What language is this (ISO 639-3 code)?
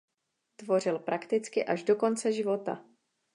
ces